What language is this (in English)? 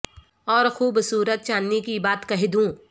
Urdu